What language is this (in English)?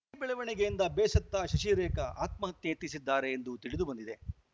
Kannada